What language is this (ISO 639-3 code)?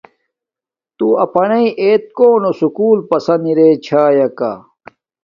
dmk